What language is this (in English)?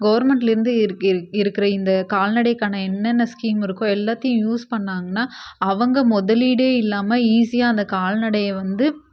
Tamil